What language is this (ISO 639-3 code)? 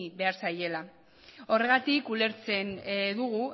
eus